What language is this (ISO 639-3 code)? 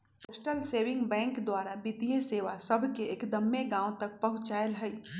mag